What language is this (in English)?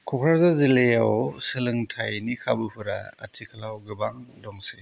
Bodo